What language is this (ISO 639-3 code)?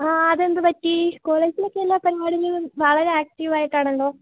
mal